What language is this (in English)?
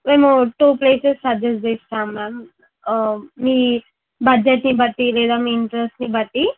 Telugu